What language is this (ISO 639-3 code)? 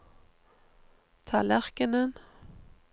nor